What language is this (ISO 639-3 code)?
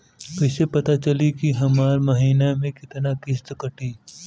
bho